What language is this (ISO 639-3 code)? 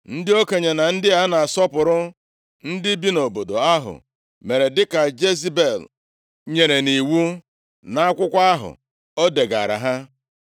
ibo